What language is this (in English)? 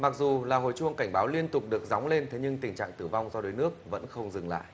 Vietnamese